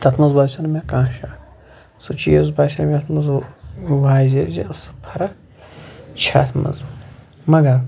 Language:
Kashmiri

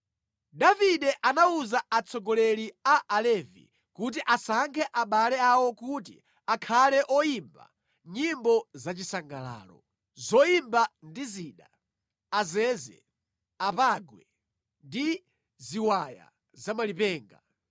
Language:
Nyanja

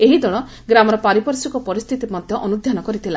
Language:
Odia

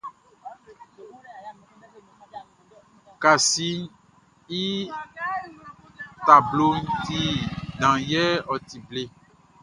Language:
Baoulé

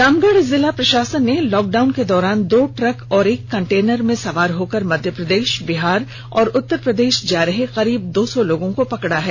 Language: Hindi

